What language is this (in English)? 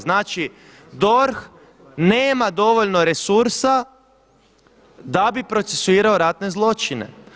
Croatian